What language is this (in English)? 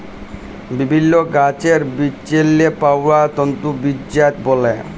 Bangla